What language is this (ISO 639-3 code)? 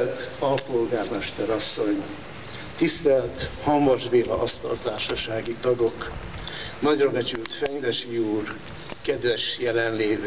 hun